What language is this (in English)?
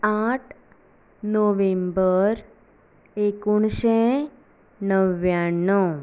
Konkani